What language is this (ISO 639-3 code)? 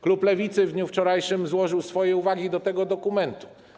pol